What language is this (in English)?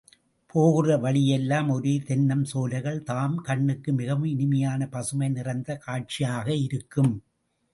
Tamil